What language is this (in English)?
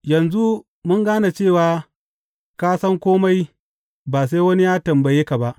Hausa